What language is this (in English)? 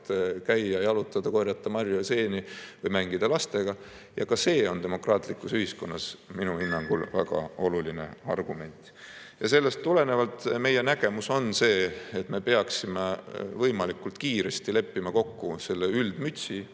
Estonian